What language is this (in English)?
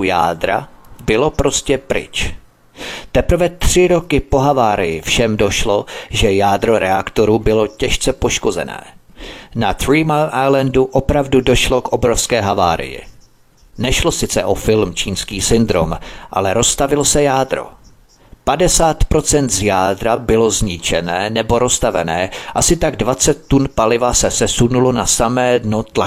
Czech